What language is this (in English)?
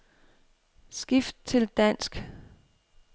Danish